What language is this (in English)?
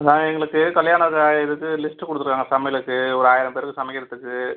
Tamil